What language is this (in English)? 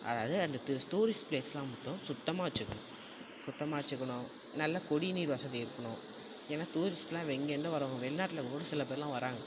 Tamil